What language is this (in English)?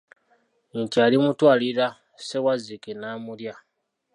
Ganda